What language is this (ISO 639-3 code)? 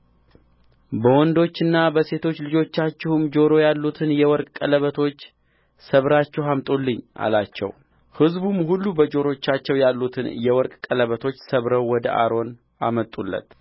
amh